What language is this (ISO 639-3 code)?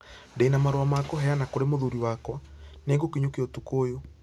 kik